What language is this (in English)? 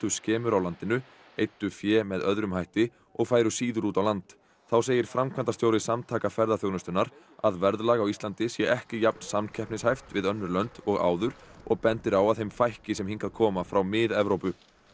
Icelandic